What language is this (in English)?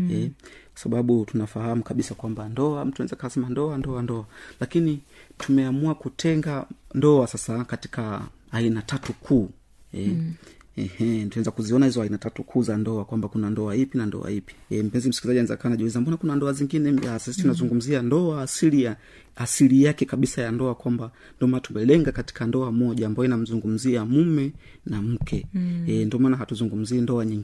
Swahili